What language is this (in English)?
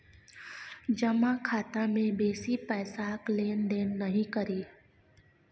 Maithili